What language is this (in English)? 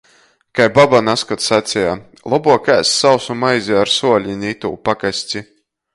Latgalian